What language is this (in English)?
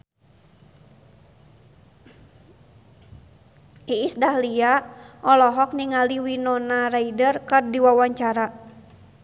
Sundanese